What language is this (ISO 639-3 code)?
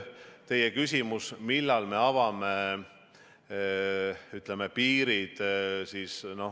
est